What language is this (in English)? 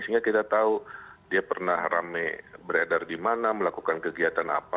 Indonesian